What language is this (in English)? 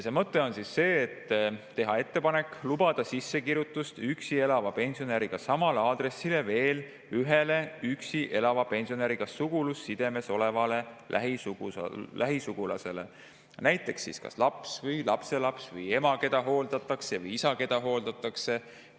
Estonian